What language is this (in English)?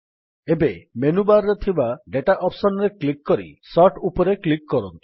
Odia